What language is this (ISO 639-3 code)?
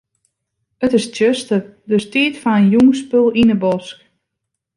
fry